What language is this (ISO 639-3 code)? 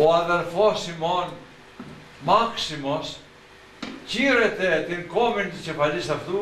ell